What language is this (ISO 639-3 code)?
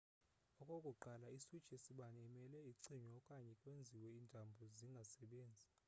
xho